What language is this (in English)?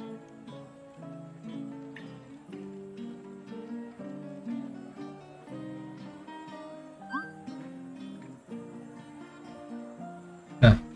Thai